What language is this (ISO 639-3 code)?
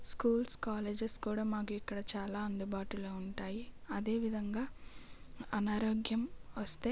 tel